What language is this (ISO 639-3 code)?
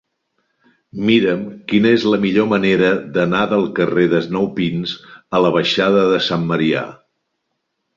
cat